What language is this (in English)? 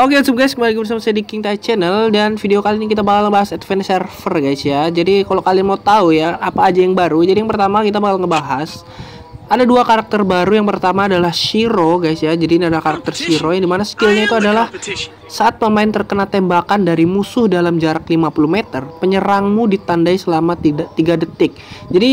Indonesian